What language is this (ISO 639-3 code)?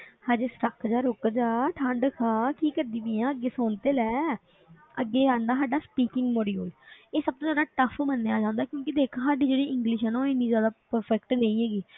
pan